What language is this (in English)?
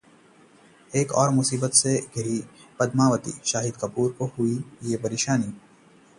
Hindi